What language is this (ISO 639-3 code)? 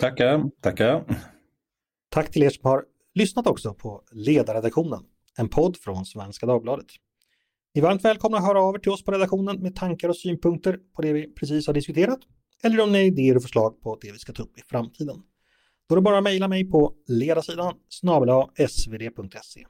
swe